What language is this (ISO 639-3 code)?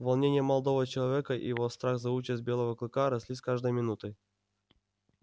rus